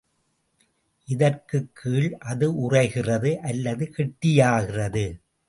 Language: Tamil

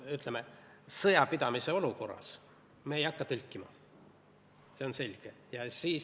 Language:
Estonian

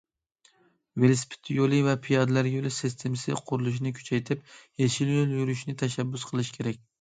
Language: Uyghur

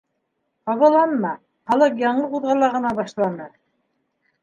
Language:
Bashkir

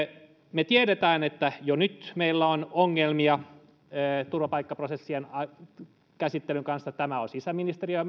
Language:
Finnish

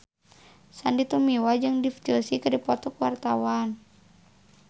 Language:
Sundanese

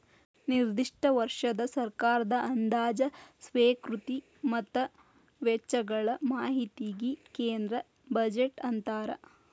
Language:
Kannada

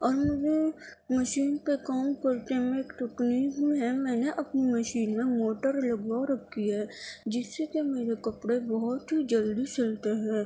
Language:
Urdu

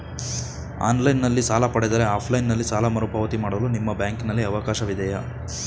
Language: Kannada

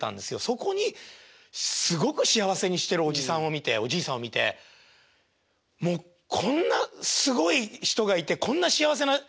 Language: Japanese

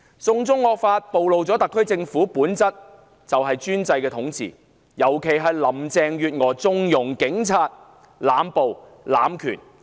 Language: Cantonese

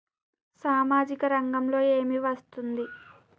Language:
Telugu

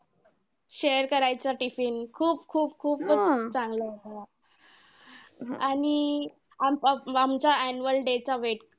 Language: Marathi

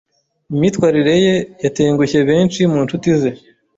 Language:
Kinyarwanda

